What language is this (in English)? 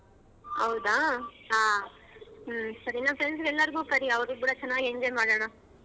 Kannada